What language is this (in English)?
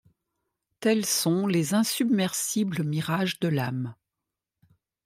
French